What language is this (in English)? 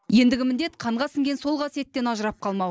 Kazakh